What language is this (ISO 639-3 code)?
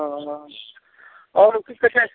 mai